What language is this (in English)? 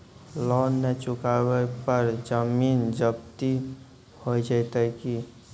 Maithili